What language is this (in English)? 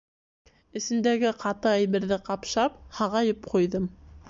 Bashkir